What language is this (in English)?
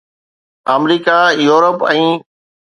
Sindhi